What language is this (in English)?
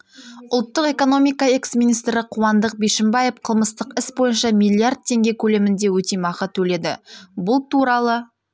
Kazakh